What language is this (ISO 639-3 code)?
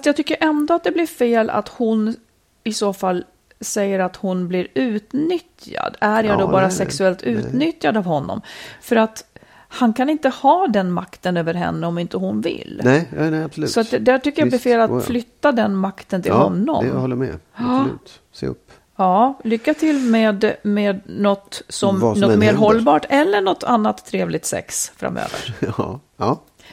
swe